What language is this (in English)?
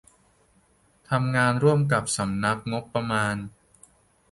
Thai